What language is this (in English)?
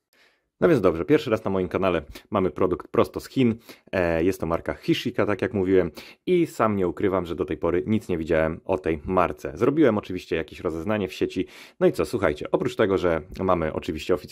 Polish